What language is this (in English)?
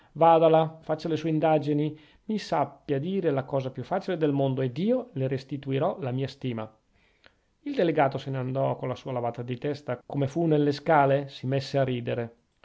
Italian